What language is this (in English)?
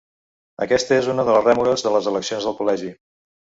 Catalan